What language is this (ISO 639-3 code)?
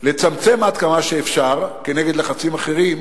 heb